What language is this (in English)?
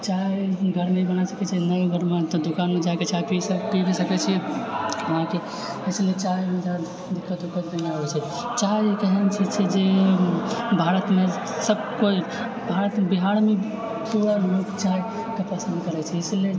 Maithili